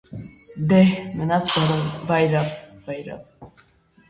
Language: Armenian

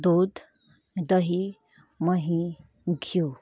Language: Nepali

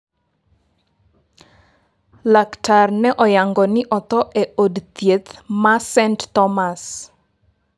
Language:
Luo (Kenya and Tanzania)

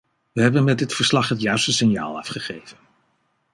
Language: Dutch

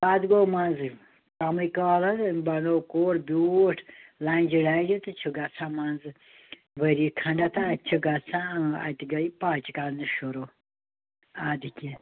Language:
Kashmiri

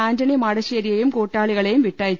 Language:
Malayalam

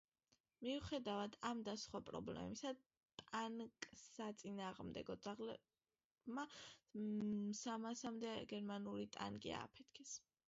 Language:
Georgian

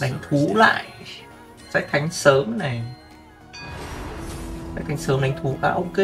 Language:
Vietnamese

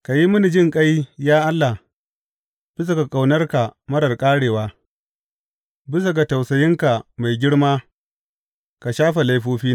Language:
Hausa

